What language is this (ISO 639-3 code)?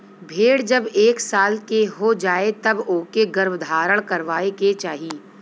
bho